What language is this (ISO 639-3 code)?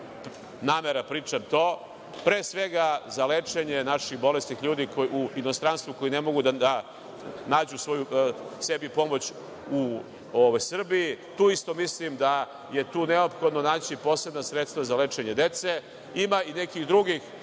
srp